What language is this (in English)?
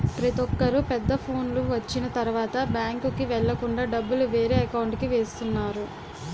Telugu